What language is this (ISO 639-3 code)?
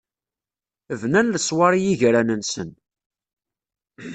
kab